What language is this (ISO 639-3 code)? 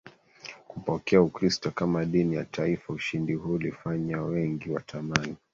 swa